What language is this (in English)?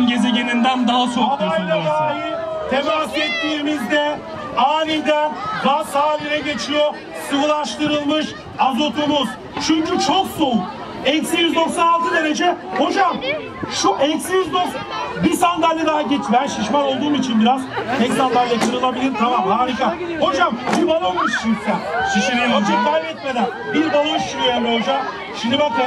Turkish